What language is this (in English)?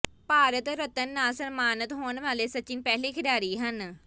Punjabi